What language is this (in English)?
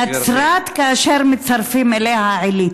Hebrew